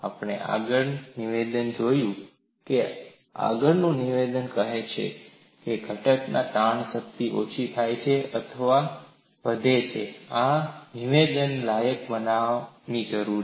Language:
Gujarati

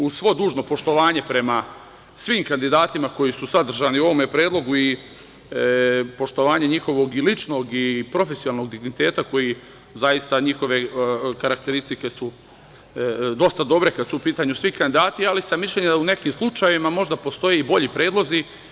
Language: Serbian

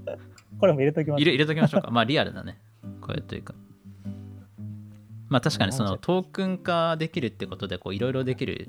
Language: Japanese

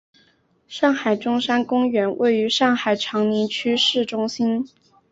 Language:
Chinese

